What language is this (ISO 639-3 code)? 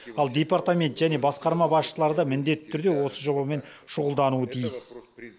kaz